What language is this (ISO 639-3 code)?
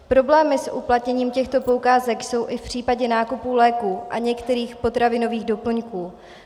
ces